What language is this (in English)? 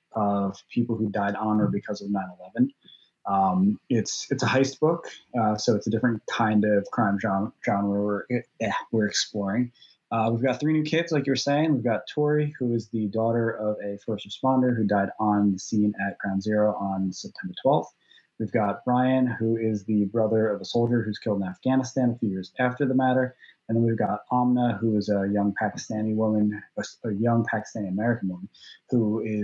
English